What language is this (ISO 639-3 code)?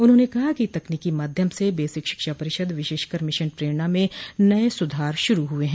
hin